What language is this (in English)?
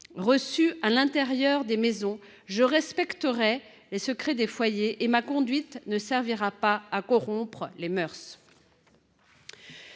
French